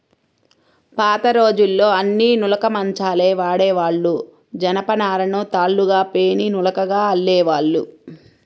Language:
Telugu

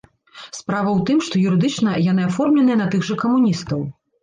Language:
Belarusian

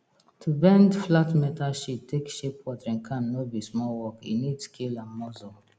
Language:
Nigerian Pidgin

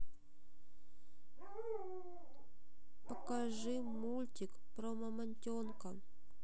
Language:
Russian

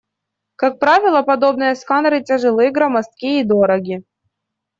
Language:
Russian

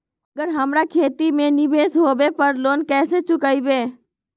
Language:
Magahi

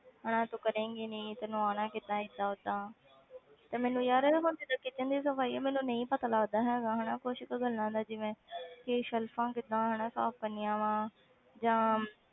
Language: Punjabi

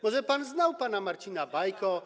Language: Polish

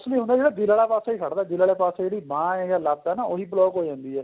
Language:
Punjabi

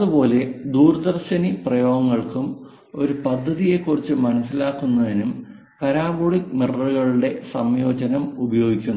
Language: Malayalam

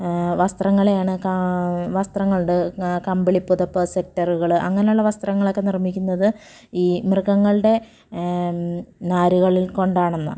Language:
Malayalam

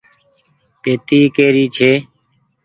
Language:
Goaria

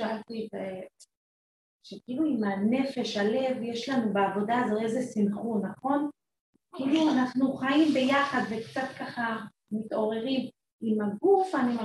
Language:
Hebrew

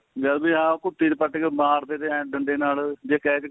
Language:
Punjabi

